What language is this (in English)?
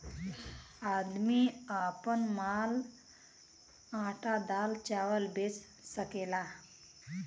Bhojpuri